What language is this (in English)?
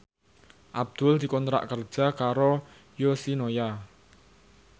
Javanese